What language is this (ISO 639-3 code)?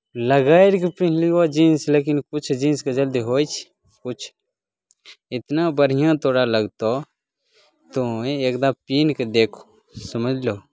mai